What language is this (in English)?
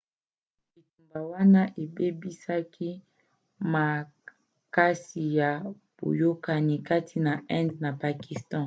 Lingala